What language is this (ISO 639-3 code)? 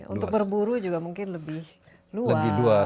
ind